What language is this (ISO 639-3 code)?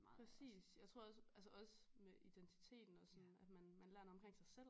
dan